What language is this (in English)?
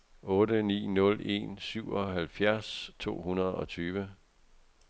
Danish